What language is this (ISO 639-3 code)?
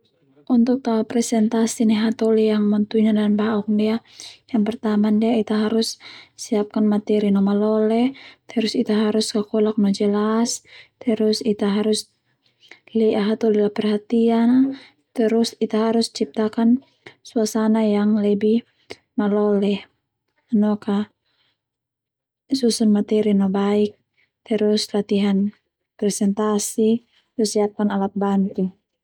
twu